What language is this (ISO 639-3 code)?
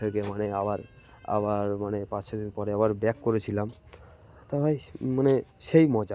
ben